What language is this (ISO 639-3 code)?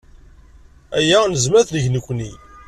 kab